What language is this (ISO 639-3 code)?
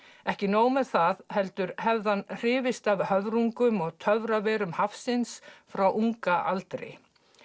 isl